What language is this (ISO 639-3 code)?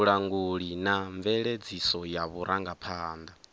ven